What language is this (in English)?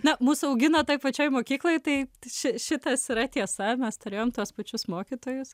Lithuanian